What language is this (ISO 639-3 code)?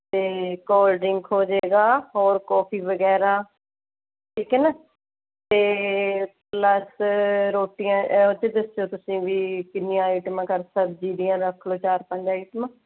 pan